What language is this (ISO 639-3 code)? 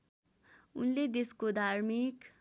nep